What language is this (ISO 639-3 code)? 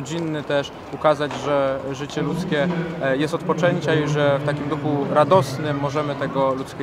pol